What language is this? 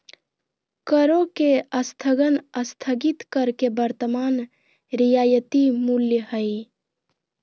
Magahi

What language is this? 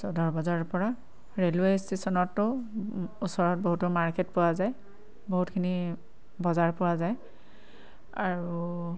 Assamese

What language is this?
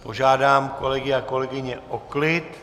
Czech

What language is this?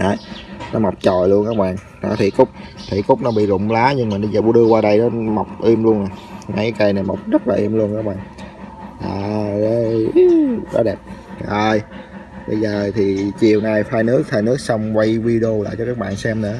Vietnamese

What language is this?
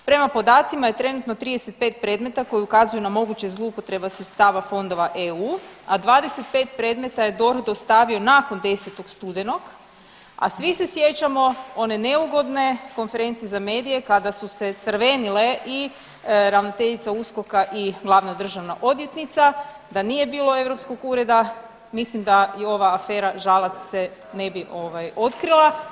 Croatian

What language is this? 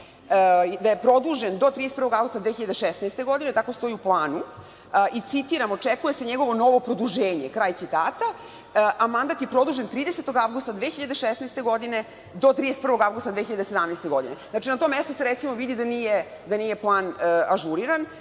Serbian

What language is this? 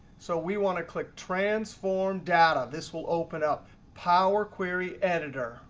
English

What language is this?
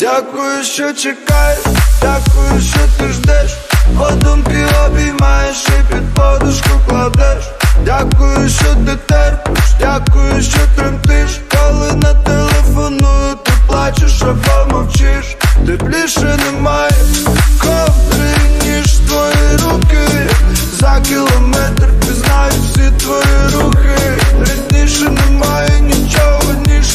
Ukrainian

